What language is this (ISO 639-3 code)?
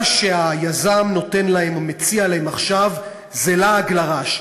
heb